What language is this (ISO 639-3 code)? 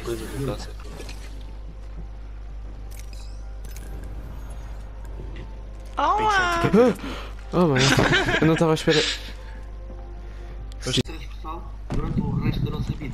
por